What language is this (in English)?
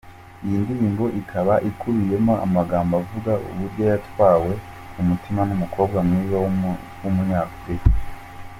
Kinyarwanda